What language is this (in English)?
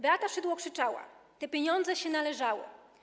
Polish